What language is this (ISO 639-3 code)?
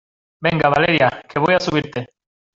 spa